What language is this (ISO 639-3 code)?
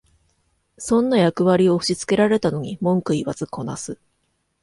jpn